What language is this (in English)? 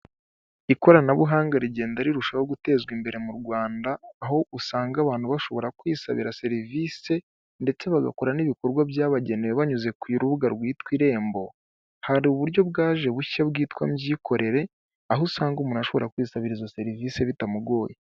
Kinyarwanda